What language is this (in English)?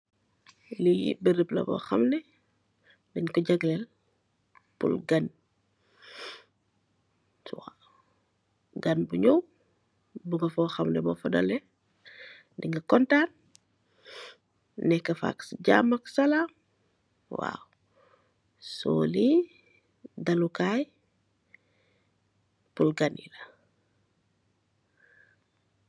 Wolof